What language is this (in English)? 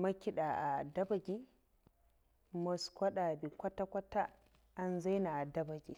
Mafa